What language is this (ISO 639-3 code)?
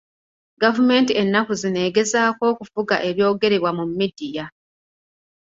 lug